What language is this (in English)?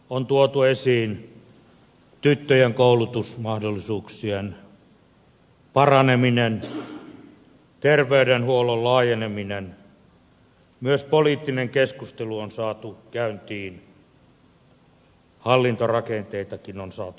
Finnish